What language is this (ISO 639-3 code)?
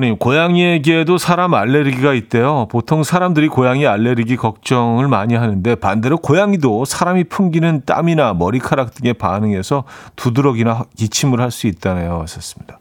kor